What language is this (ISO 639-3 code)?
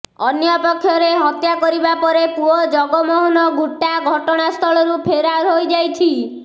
ori